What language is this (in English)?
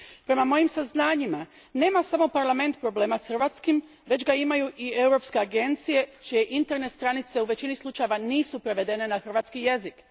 Croatian